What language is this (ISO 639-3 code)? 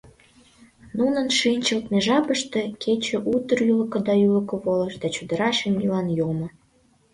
chm